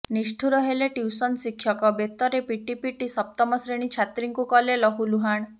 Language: Odia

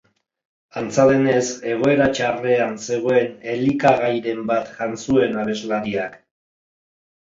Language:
Basque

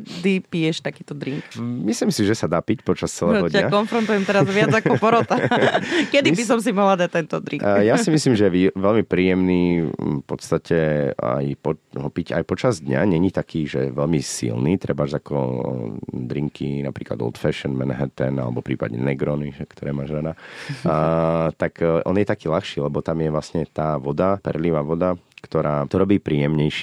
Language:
Slovak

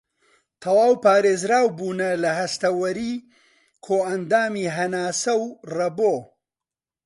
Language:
Central Kurdish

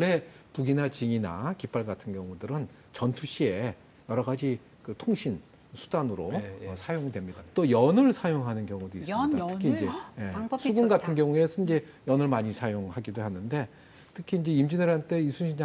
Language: Korean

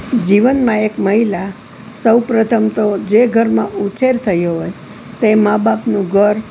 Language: Gujarati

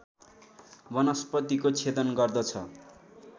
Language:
Nepali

